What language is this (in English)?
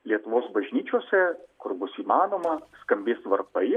Lithuanian